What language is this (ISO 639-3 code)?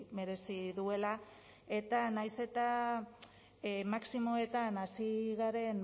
eus